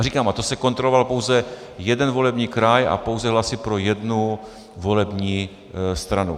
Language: Czech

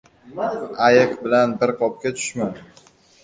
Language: Uzbek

